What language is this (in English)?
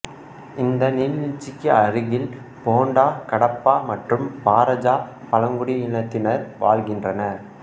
Tamil